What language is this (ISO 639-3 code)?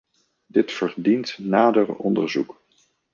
nld